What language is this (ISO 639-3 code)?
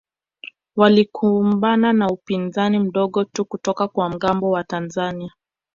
swa